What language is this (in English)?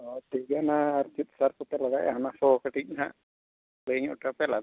Santali